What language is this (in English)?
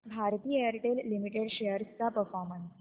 Marathi